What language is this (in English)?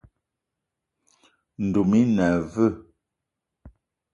Eton (Cameroon)